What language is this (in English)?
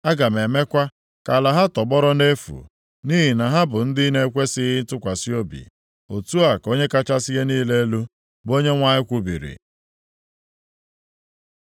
Igbo